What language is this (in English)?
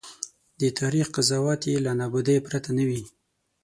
Pashto